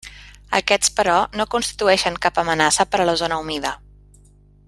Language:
Catalan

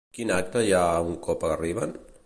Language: Catalan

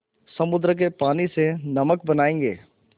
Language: Hindi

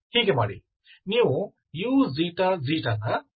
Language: Kannada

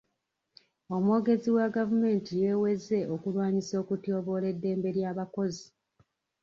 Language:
Ganda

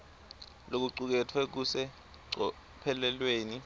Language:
Swati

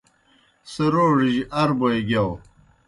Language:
Kohistani Shina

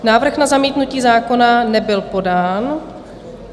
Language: Czech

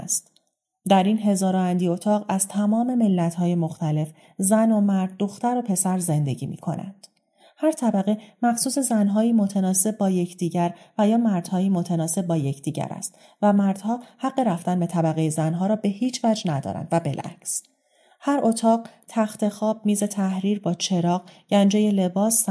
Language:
Persian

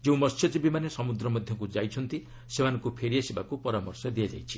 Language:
Odia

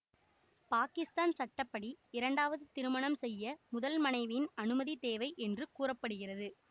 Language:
Tamil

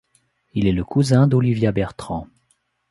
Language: French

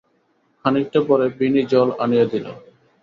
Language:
Bangla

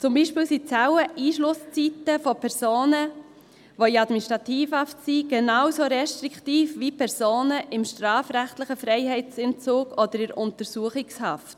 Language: Swiss German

